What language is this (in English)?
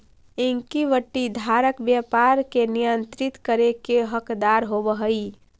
Magahi